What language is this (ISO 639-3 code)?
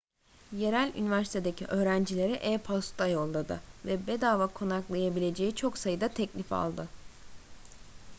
tur